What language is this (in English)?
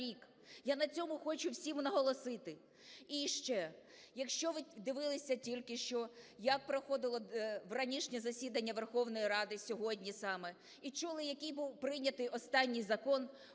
Ukrainian